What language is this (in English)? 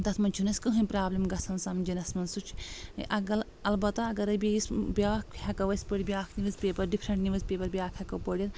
Kashmiri